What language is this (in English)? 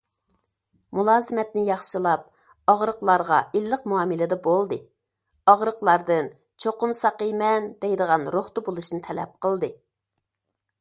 Uyghur